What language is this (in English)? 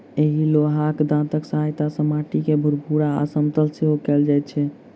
Maithili